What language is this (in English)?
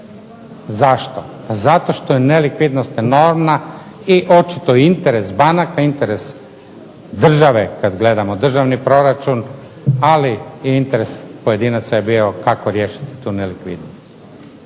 Croatian